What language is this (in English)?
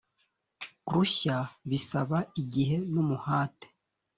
Kinyarwanda